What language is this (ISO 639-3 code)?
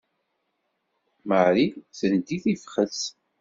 kab